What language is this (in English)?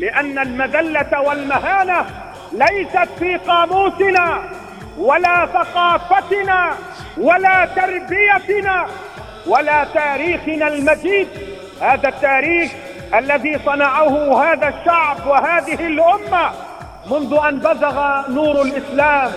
Arabic